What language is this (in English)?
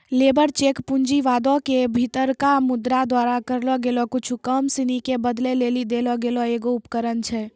Maithili